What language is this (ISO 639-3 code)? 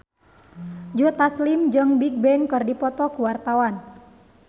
sun